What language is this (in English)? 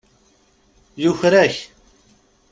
Kabyle